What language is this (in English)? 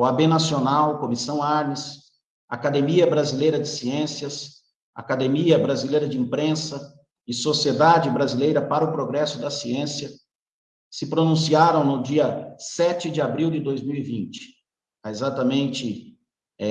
Portuguese